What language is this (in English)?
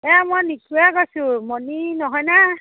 Assamese